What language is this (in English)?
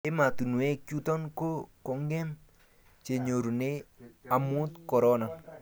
Kalenjin